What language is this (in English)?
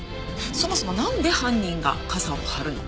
Japanese